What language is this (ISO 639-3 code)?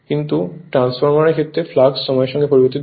ben